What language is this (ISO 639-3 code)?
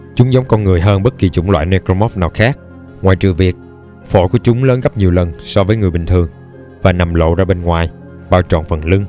vie